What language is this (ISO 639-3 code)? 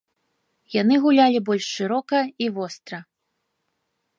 bel